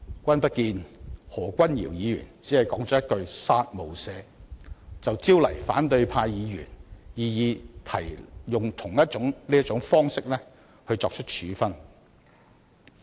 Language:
Cantonese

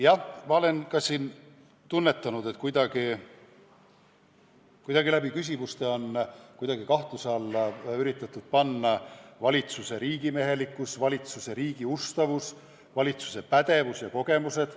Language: Estonian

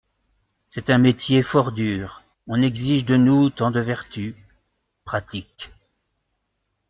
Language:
French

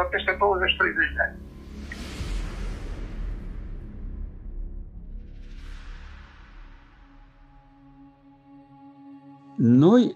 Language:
Romanian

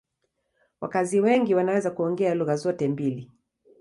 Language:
Swahili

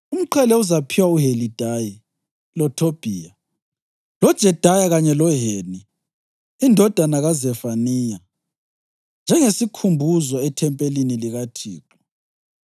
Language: North Ndebele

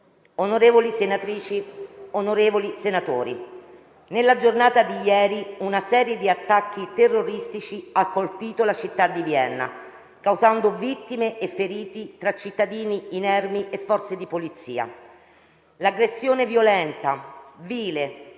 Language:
Italian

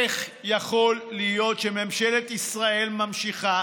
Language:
Hebrew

